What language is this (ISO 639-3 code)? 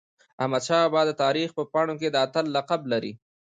pus